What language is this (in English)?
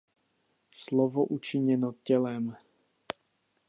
Czech